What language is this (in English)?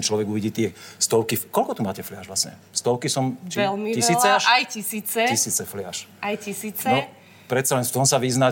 Slovak